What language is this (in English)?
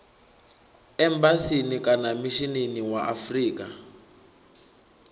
Venda